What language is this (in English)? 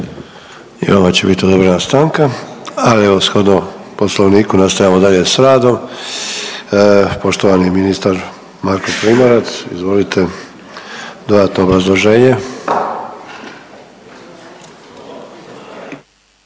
Croatian